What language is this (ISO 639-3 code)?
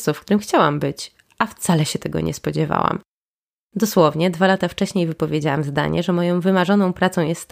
pol